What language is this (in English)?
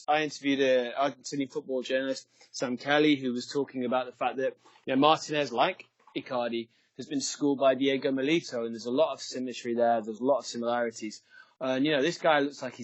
English